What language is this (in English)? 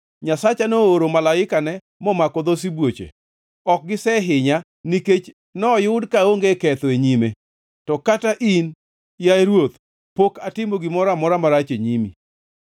Luo (Kenya and Tanzania)